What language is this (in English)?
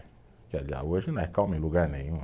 Portuguese